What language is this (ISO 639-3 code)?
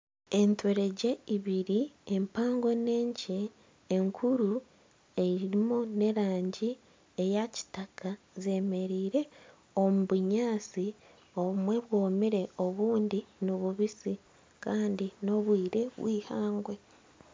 nyn